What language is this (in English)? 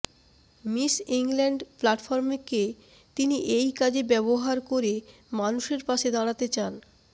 Bangla